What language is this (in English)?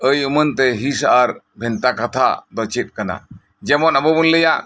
Santali